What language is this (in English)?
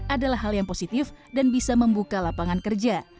Indonesian